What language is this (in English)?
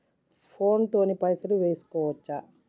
Telugu